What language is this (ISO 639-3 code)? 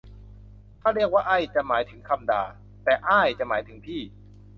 tha